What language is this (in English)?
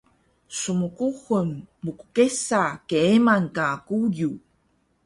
Taroko